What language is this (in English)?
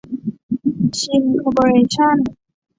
Thai